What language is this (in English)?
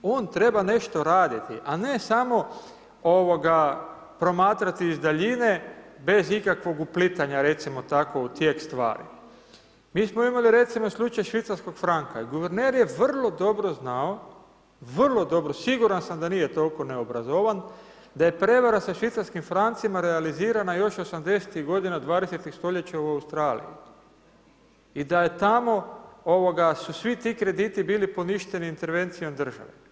Croatian